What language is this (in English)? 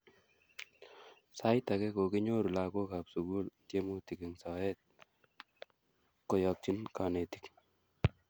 Kalenjin